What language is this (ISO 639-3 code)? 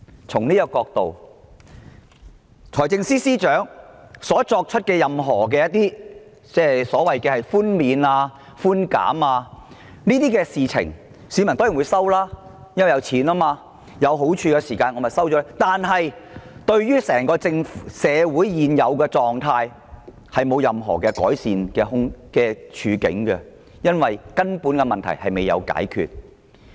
yue